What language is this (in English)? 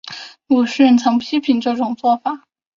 Chinese